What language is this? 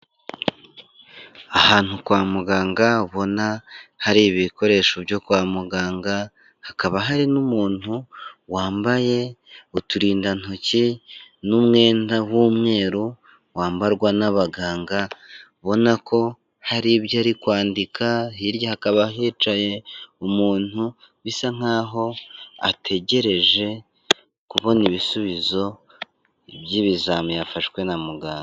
Kinyarwanda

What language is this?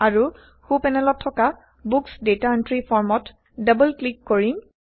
Assamese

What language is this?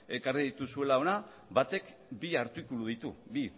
Basque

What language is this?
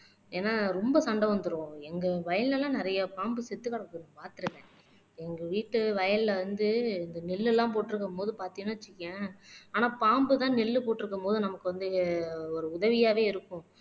Tamil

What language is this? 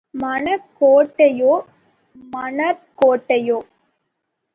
Tamil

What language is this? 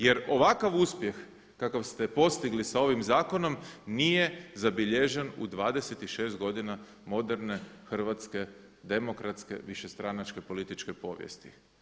Croatian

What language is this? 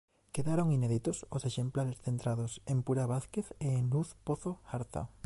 Galician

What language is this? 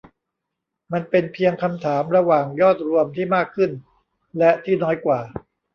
Thai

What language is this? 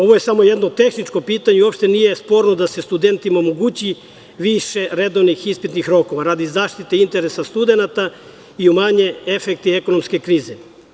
Serbian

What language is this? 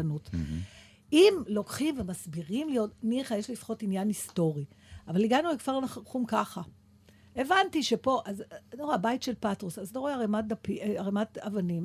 Hebrew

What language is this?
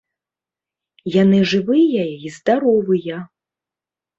Belarusian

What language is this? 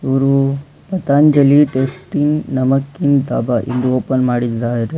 Kannada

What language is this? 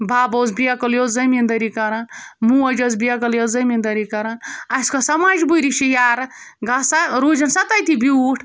Kashmiri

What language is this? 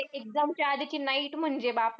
Marathi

